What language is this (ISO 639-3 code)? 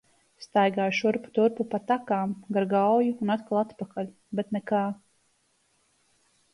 lav